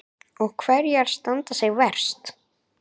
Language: Icelandic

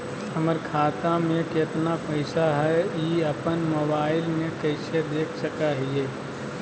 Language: Magahi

